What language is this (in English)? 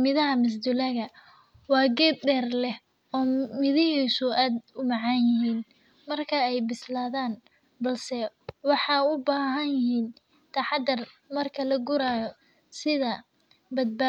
Somali